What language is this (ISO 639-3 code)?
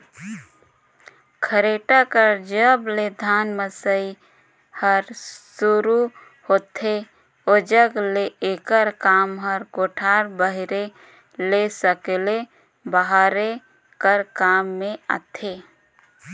hne